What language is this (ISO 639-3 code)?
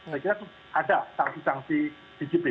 ind